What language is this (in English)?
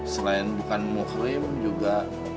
Indonesian